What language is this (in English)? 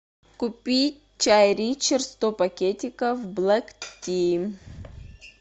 Russian